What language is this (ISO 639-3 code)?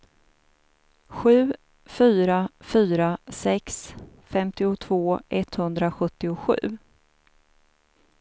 swe